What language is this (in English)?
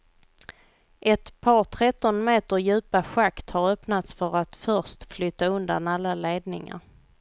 Swedish